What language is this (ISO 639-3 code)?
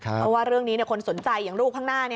tha